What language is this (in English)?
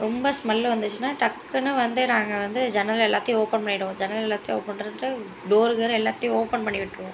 Tamil